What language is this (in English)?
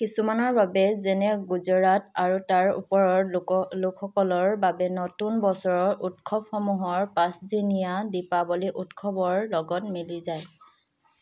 Assamese